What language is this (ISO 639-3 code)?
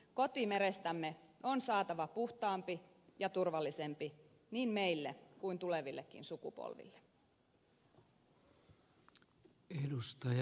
fin